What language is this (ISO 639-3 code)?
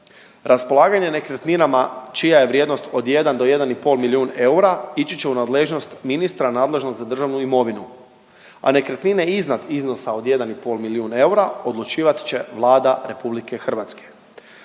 hrv